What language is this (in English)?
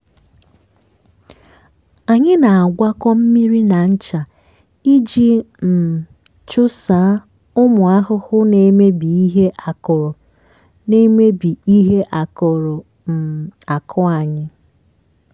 Igbo